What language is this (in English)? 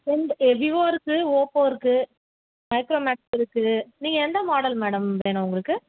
Tamil